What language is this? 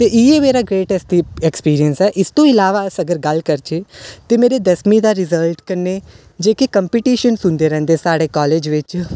Dogri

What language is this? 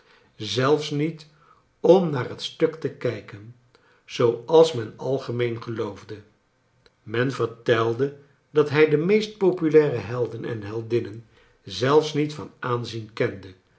Dutch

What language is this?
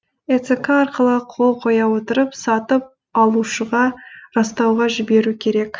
Kazakh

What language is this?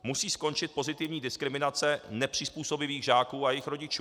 Czech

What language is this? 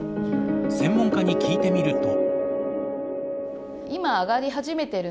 Japanese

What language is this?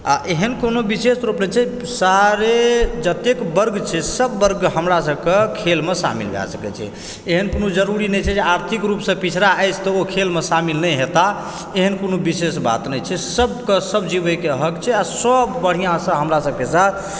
Maithili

